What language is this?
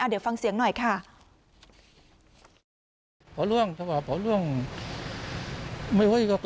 Thai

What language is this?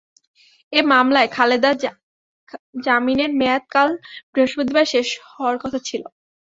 Bangla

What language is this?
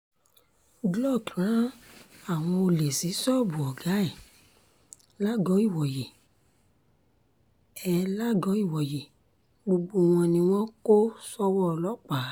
Yoruba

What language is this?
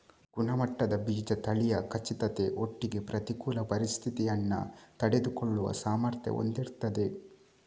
Kannada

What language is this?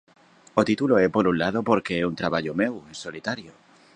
Galician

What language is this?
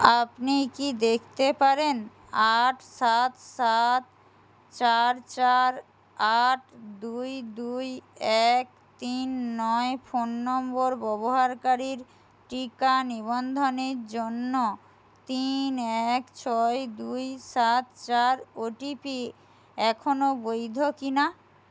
Bangla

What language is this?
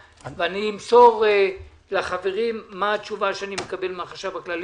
Hebrew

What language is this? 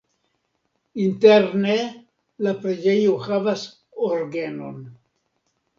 Esperanto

